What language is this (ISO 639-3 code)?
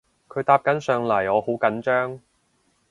yue